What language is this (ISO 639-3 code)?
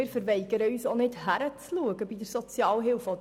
gsw